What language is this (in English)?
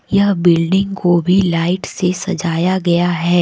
Hindi